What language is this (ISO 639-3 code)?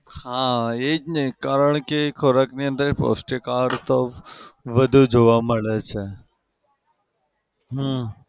guj